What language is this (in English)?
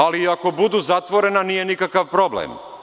Serbian